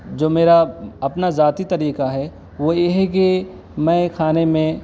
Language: Urdu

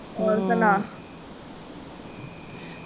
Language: Punjabi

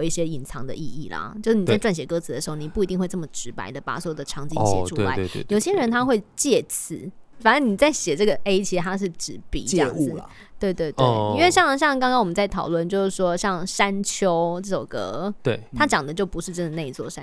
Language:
Chinese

